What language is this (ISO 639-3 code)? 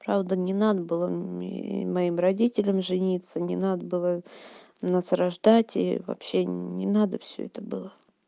rus